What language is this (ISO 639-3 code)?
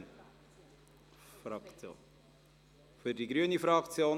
gsw